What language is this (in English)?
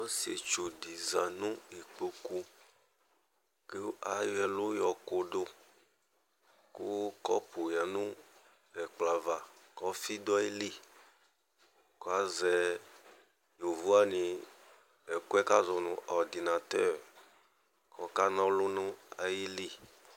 Ikposo